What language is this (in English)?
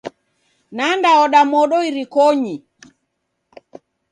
Taita